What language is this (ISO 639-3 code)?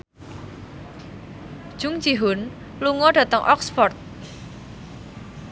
jav